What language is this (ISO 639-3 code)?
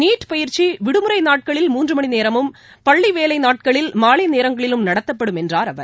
tam